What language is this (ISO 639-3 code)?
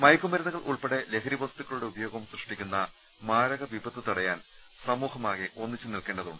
mal